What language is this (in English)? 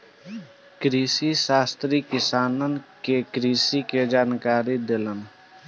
Bhojpuri